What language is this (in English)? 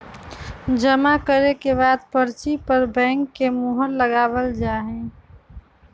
Magahi